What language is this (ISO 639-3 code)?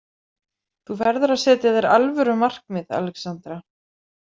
isl